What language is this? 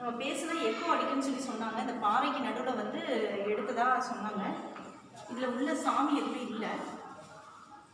Tamil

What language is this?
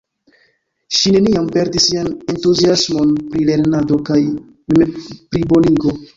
Esperanto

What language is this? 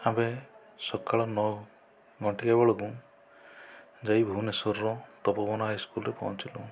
Odia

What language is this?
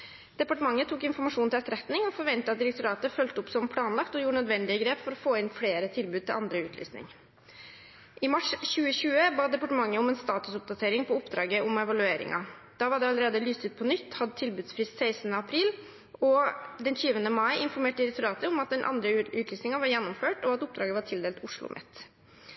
Norwegian Bokmål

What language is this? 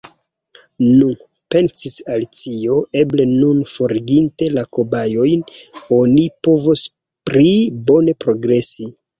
Esperanto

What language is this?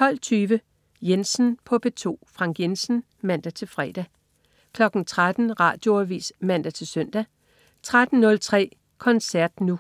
Danish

